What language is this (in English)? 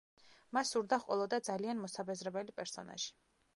Georgian